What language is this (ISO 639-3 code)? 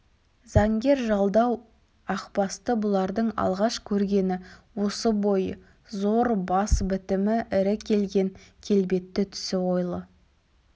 kaz